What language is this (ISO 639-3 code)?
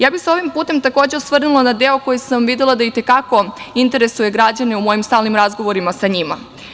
srp